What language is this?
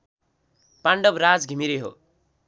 Nepali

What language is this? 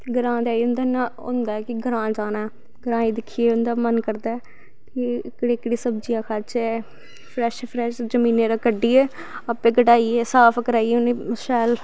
Dogri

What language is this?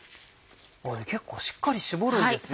Japanese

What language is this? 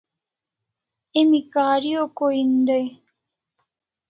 Kalasha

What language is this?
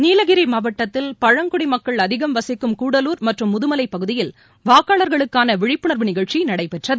Tamil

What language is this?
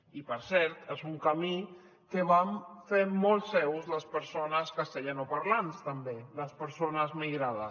Catalan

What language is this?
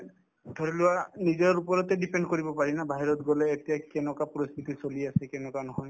Assamese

